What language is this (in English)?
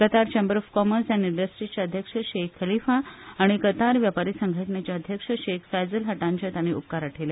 Konkani